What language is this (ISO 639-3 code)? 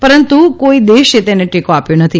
guj